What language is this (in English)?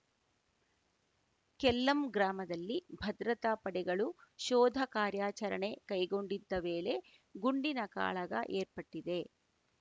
Kannada